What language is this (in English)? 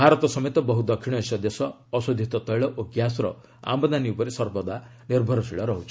Odia